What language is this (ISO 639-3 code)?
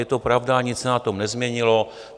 ces